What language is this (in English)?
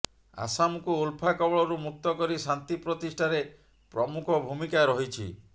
Odia